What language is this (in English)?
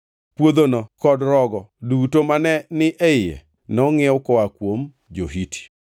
Luo (Kenya and Tanzania)